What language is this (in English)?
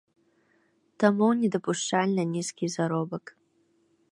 Belarusian